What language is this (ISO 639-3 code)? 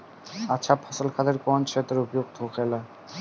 bho